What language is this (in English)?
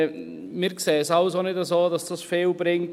Swiss German